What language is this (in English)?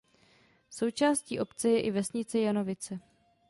Czech